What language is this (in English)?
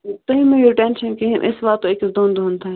Kashmiri